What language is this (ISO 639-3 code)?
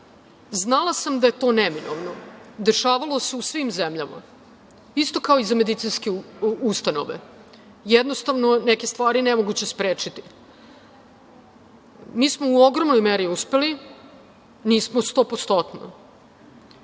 srp